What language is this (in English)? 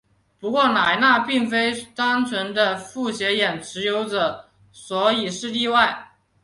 Chinese